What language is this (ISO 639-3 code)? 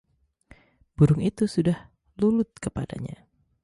ind